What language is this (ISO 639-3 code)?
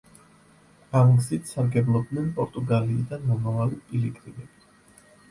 kat